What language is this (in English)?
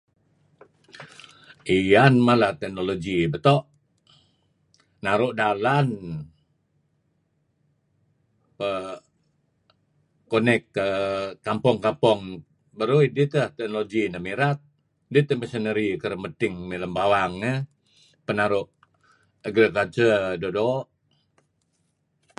Kelabit